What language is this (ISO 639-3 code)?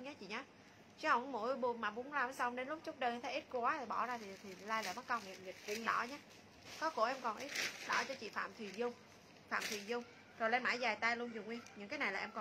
vie